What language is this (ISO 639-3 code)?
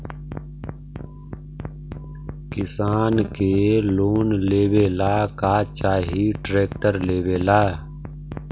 mag